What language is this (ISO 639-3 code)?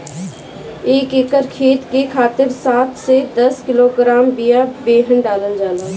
bho